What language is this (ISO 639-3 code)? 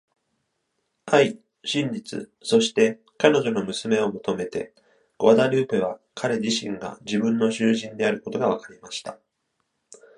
jpn